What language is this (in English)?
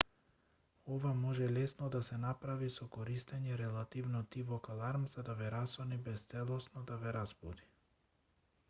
Macedonian